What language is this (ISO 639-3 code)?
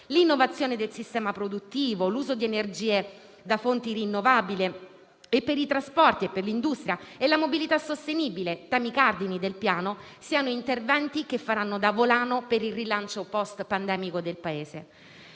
ita